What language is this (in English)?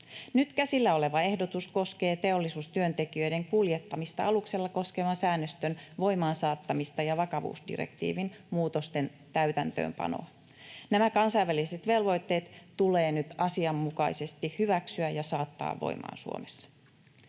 Finnish